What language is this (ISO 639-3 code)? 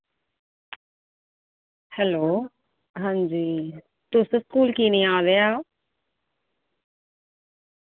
doi